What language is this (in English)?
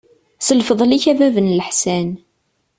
Kabyle